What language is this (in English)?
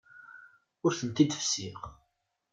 Kabyle